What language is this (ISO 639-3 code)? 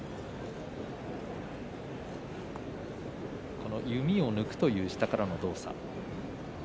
jpn